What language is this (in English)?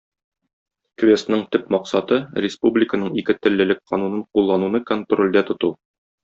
Tatar